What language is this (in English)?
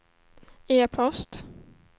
Swedish